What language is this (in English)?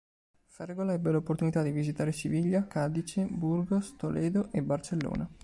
Italian